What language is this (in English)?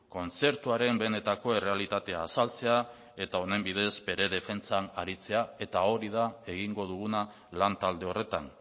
Basque